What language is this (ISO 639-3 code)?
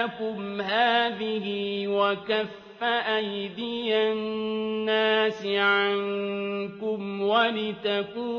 ara